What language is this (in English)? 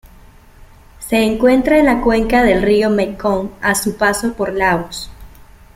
Spanish